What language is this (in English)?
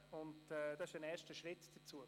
Swiss German